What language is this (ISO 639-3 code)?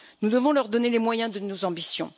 fra